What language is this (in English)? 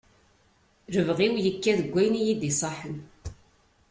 Kabyle